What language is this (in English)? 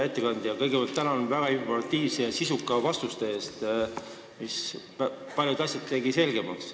Estonian